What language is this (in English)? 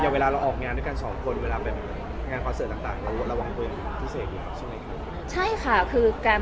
Thai